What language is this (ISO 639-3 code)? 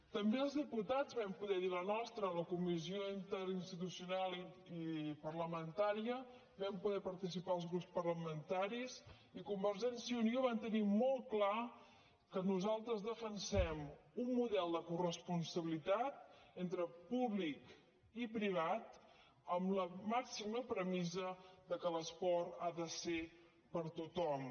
cat